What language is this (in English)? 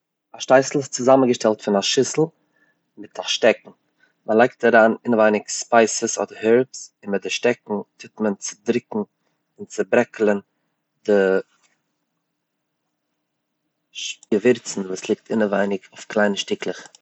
Yiddish